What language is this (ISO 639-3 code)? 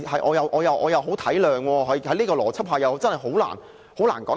yue